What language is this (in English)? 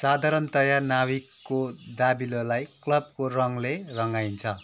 Nepali